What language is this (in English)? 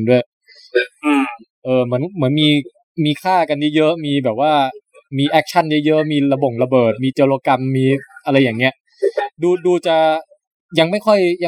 Thai